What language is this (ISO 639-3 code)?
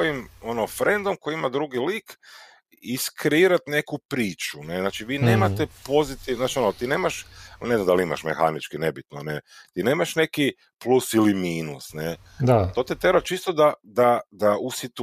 hrv